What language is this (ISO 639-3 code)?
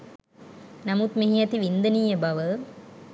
sin